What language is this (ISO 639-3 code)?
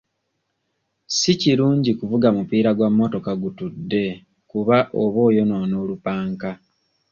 lug